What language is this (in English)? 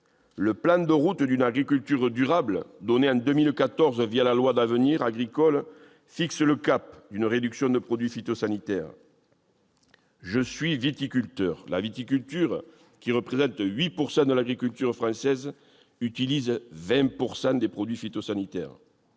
French